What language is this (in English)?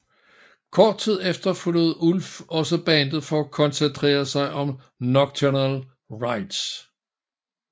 Danish